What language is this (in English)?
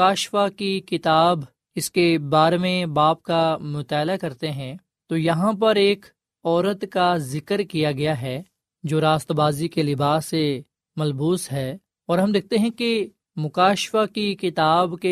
Urdu